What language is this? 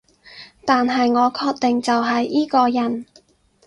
Cantonese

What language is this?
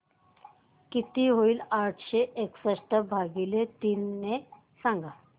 Marathi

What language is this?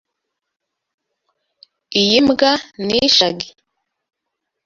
Kinyarwanda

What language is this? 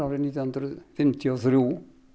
Icelandic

